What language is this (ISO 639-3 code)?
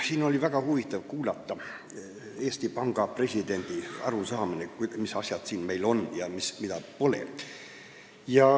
est